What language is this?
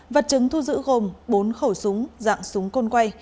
Vietnamese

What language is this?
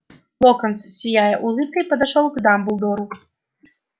Russian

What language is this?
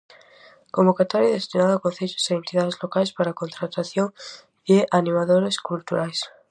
Galician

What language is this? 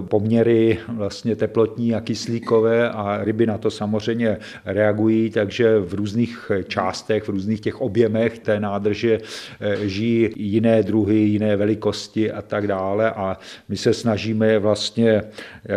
Czech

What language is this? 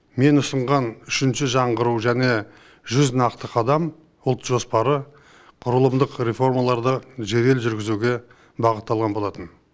Kazakh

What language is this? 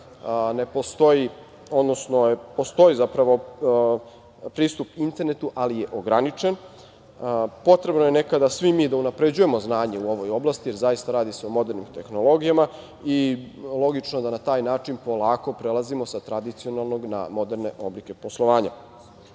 Serbian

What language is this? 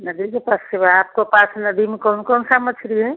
Hindi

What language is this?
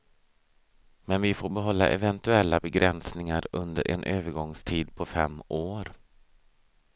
Swedish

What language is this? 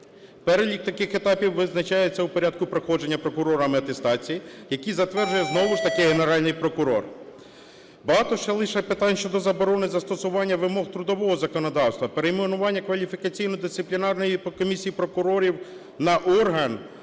Ukrainian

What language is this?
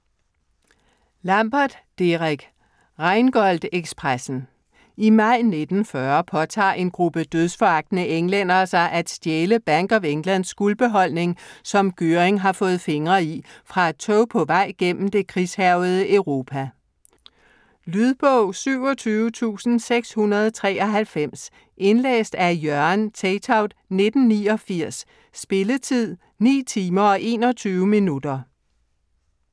Danish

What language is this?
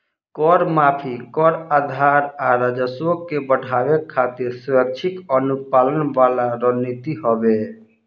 Bhojpuri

